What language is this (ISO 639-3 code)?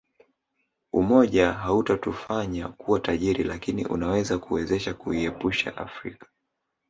swa